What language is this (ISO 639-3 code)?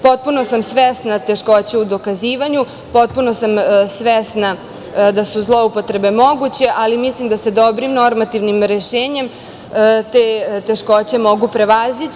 srp